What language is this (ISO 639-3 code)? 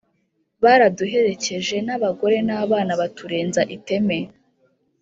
kin